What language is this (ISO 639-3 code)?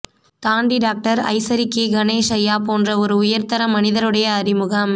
tam